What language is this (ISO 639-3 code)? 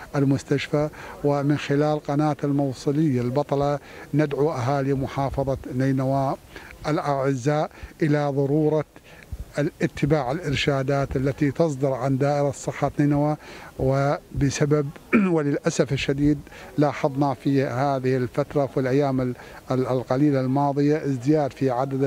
ara